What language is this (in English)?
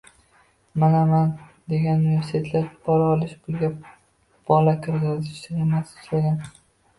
Uzbek